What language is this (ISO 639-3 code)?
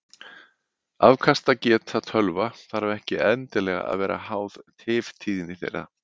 isl